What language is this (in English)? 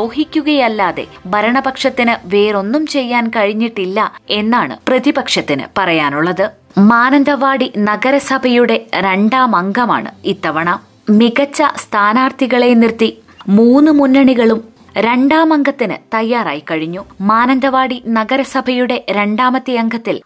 Malayalam